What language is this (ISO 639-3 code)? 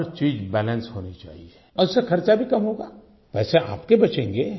hin